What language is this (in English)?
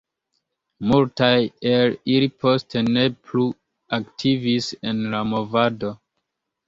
Esperanto